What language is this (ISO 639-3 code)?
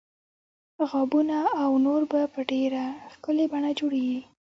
pus